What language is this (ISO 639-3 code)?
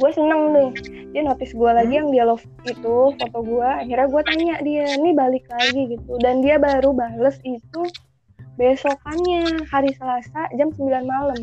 ind